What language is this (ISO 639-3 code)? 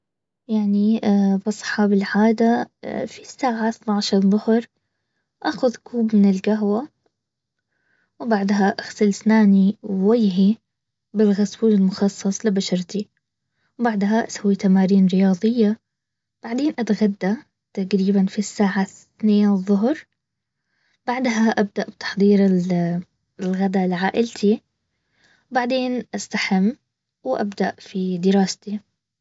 abv